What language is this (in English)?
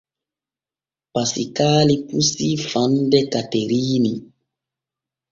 Borgu Fulfulde